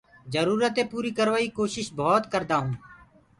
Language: Gurgula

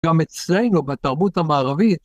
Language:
Hebrew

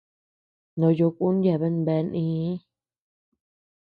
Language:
Tepeuxila Cuicatec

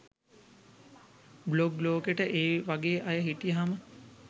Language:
Sinhala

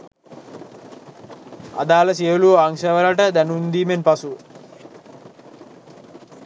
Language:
Sinhala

